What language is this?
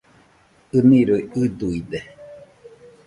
Nüpode Huitoto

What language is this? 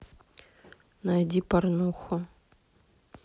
Russian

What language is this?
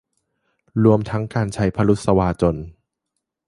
Thai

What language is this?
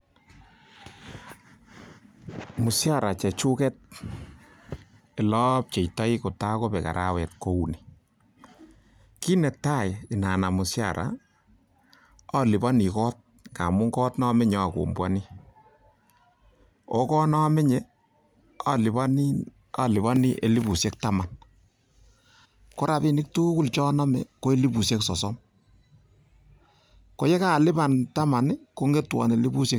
Kalenjin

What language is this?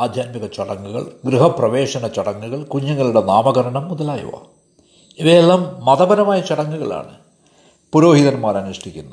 Malayalam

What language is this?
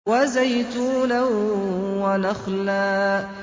Arabic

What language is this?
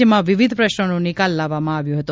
Gujarati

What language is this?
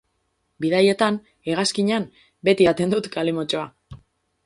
Basque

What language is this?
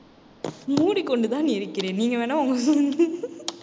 Tamil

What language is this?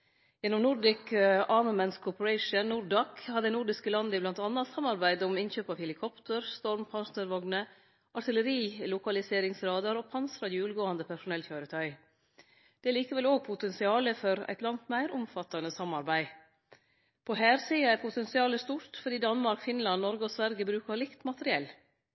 Norwegian Nynorsk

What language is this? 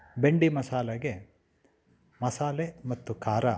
Kannada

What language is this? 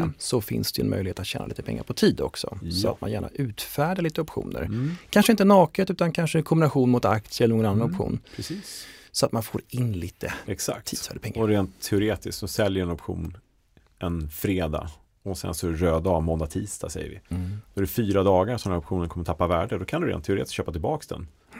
Swedish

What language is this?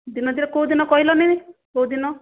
Odia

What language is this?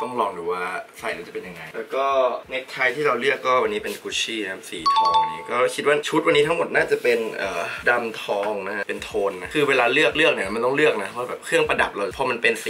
Thai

